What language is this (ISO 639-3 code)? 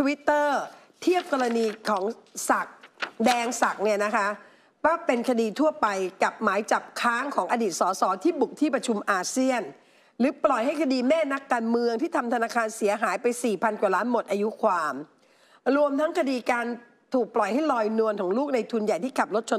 tha